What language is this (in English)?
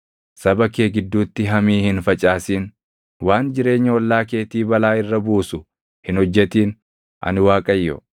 Oromo